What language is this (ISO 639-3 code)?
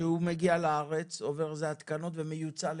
heb